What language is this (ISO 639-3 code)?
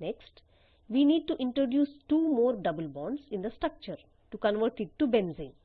eng